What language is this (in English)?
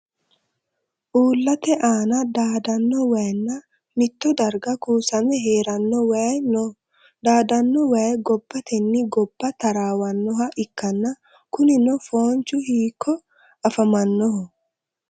Sidamo